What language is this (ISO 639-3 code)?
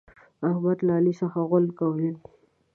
pus